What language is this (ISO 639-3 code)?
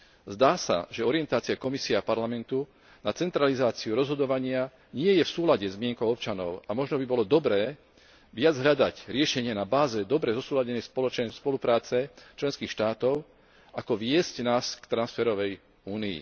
slk